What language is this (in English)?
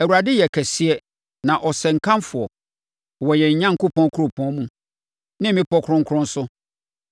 Akan